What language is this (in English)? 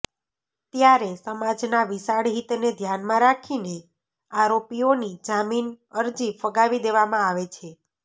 Gujarati